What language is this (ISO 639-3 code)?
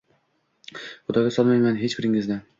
uzb